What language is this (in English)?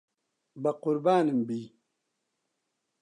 Central Kurdish